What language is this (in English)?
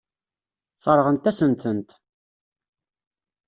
Kabyle